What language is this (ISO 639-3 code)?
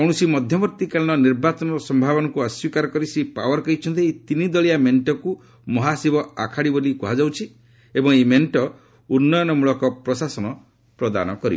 ori